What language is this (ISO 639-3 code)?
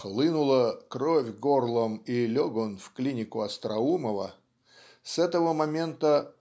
rus